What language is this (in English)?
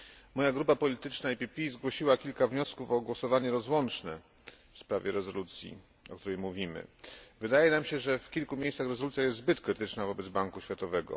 Polish